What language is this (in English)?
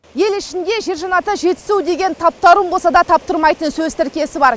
Kazakh